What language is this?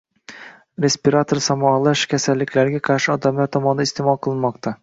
Uzbek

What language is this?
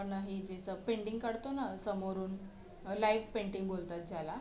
Marathi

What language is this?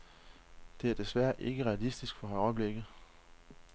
Danish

